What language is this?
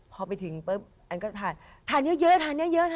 Thai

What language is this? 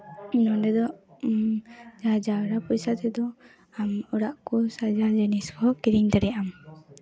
Santali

